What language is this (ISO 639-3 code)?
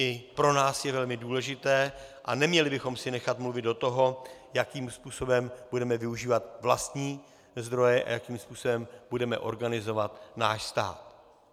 ces